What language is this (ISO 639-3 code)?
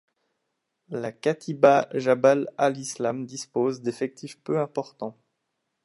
fra